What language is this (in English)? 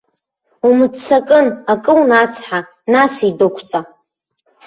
Abkhazian